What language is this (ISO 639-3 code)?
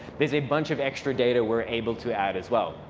eng